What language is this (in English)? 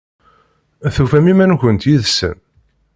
Kabyle